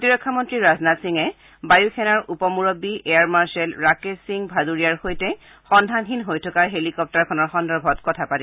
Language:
Assamese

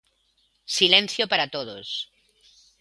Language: Galician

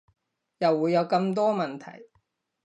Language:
Cantonese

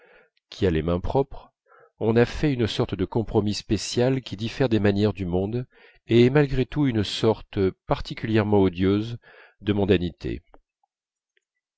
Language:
French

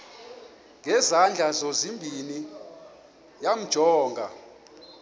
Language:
Xhosa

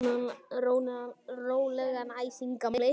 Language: Icelandic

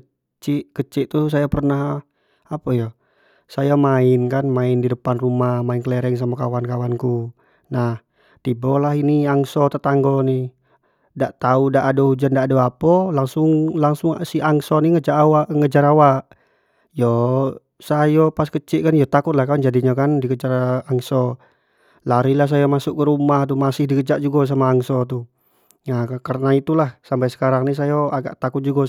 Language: Jambi Malay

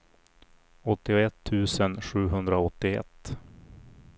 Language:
Swedish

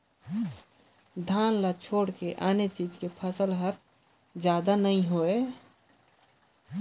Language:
Chhattisgarhi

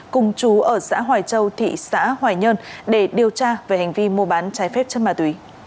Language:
Vietnamese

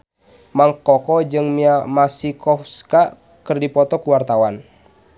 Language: Sundanese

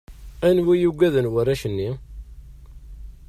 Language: Kabyle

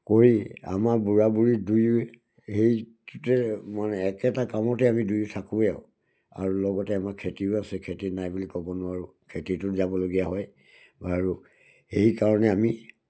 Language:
Assamese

